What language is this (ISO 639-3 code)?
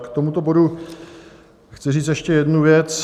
ces